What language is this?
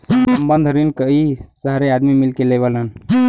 Bhojpuri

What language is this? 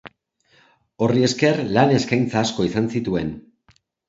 Basque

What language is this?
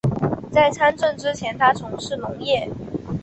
Chinese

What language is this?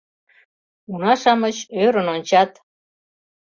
Mari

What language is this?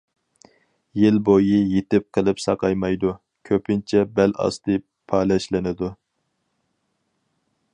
Uyghur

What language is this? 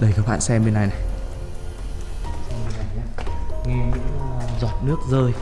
Vietnamese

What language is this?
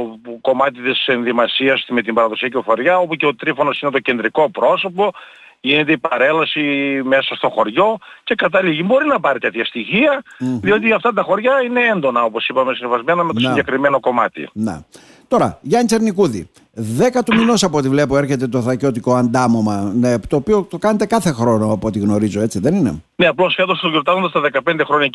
Greek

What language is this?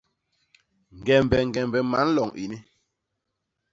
Basaa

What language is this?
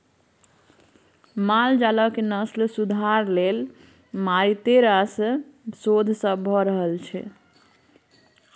Maithili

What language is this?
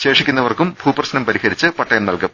Malayalam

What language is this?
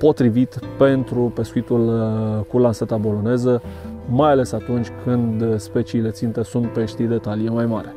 Romanian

